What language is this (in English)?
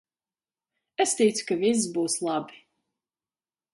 Latvian